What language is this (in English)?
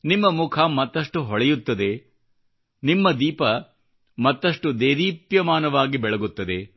Kannada